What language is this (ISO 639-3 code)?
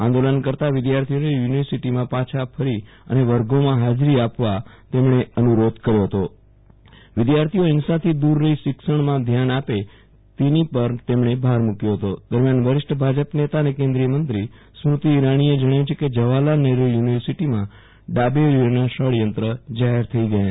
guj